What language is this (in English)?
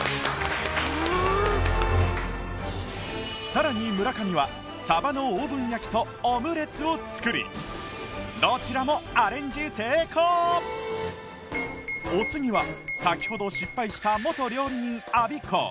Japanese